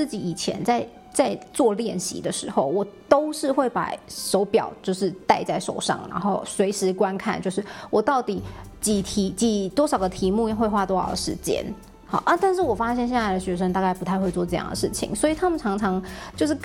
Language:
Chinese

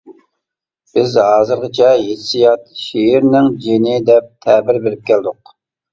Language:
Uyghur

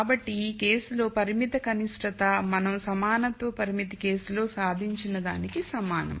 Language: Telugu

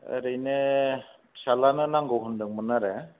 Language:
Bodo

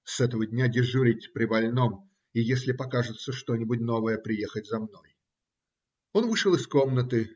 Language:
Russian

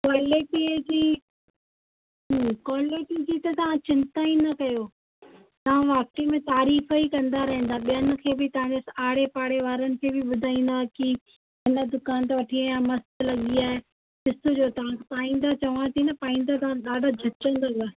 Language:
Sindhi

